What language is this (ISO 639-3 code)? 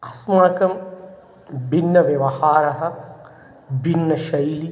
san